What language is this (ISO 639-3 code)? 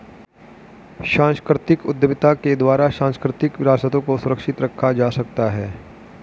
hin